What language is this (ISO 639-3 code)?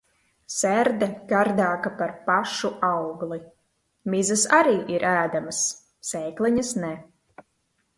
lav